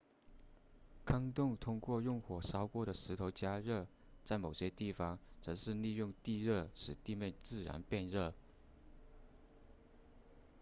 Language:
Chinese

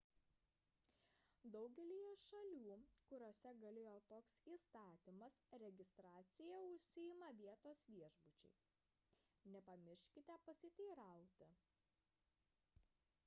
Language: Lithuanian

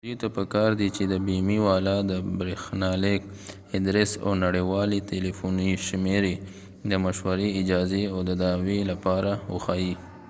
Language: Pashto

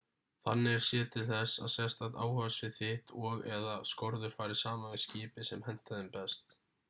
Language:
Icelandic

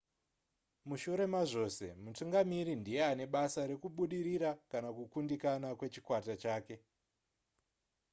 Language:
Shona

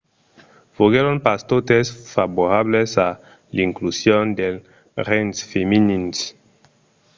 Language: Occitan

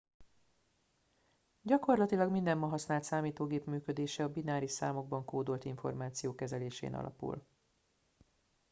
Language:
Hungarian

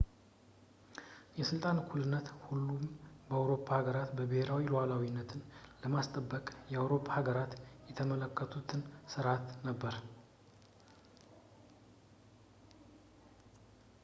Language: Amharic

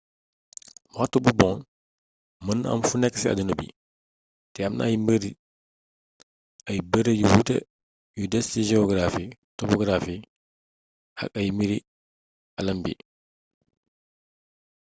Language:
Wolof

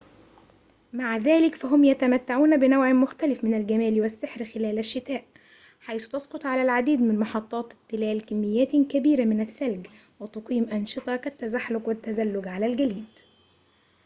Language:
Arabic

